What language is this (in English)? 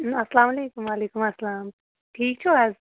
Kashmiri